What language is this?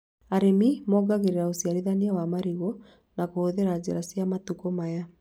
Kikuyu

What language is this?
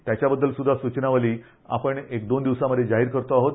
Marathi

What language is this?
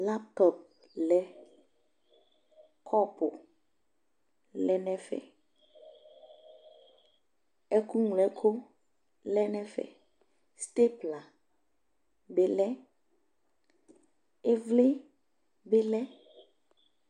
Ikposo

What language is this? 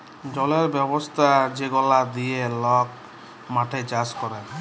Bangla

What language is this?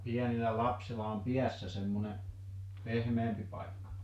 Finnish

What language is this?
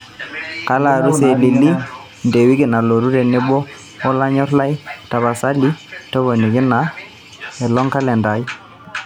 Masai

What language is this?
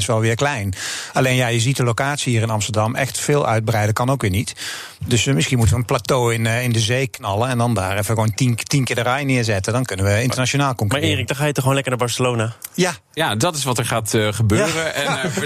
Dutch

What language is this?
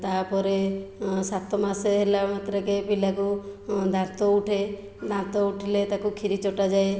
Odia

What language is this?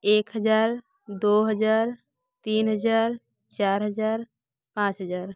Hindi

